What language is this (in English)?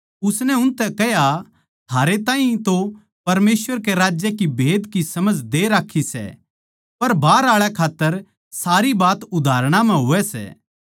Haryanvi